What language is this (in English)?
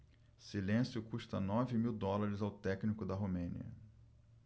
Portuguese